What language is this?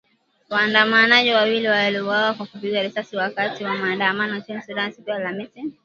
Swahili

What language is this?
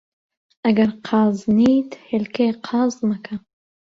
Central Kurdish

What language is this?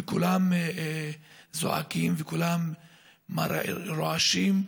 Hebrew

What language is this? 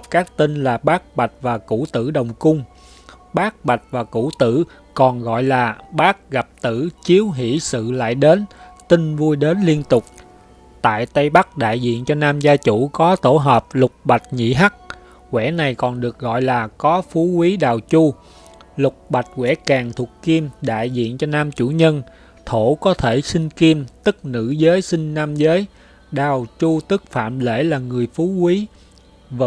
Vietnamese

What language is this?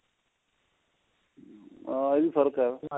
Punjabi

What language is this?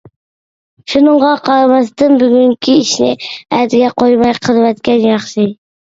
Uyghur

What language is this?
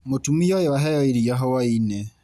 Kikuyu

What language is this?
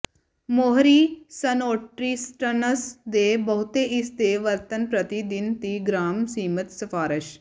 Punjabi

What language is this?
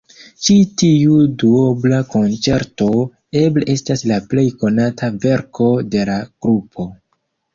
Esperanto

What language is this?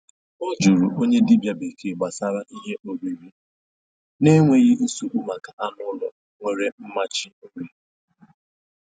Igbo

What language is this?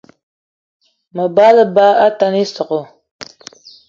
Eton (Cameroon)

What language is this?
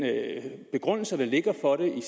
Danish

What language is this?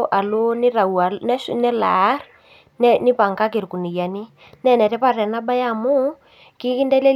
Masai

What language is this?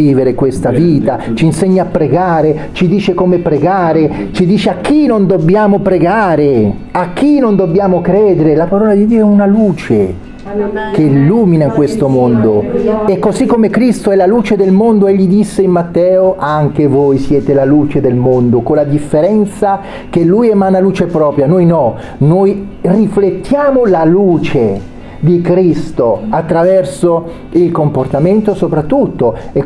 Italian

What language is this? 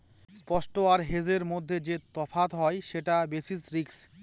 Bangla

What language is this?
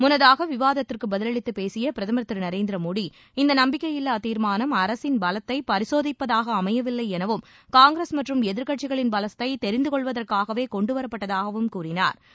Tamil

